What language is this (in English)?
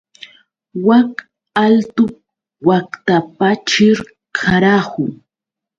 Yauyos Quechua